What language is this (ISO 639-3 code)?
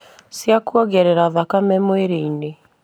kik